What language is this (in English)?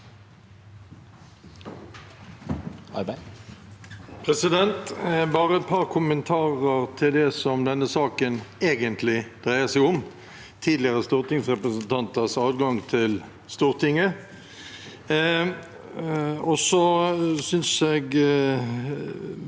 Norwegian